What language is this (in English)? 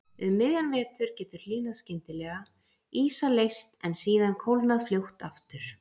Icelandic